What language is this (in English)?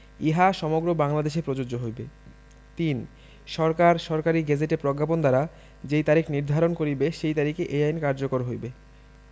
Bangla